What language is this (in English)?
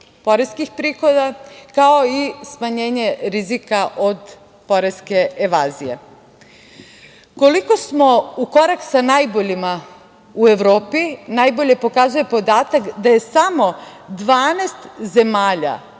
Serbian